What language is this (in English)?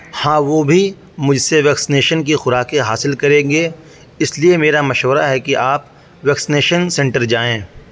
Urdu